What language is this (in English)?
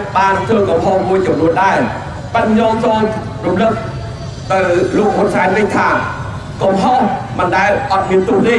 Thai